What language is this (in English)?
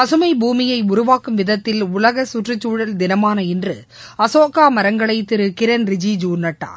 Tamil